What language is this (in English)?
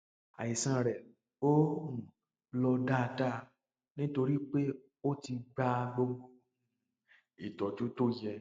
Yoruba